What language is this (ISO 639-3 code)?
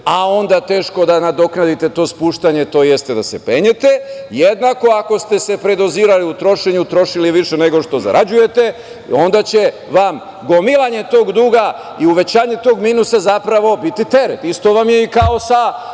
srp